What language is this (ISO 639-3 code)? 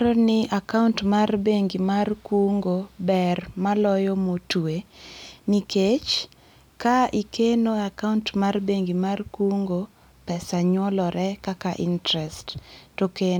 luo